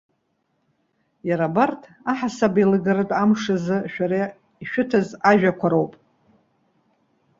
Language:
Abkhazian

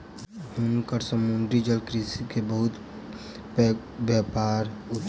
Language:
Maithili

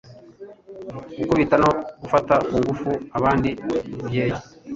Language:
Kinyarwanda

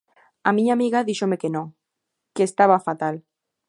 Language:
Galician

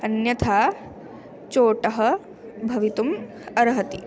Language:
Sanskrit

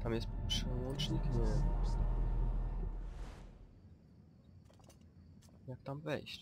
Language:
Polish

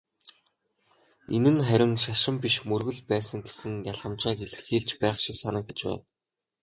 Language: Mongolian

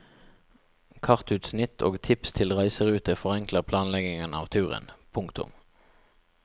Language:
Norwegian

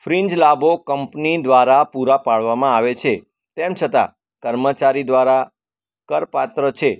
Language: Gujarati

